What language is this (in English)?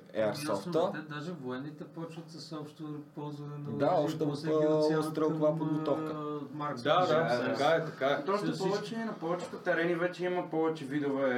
Bulgarian